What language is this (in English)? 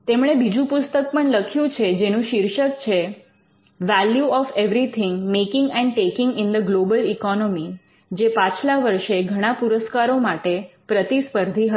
Gujarati